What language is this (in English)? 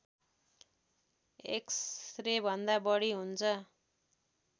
Nepali